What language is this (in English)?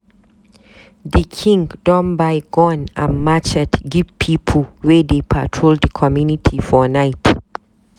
Nigerian Pidgin